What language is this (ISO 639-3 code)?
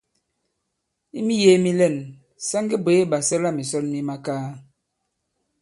abb